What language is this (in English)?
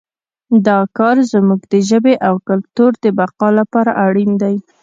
Pashto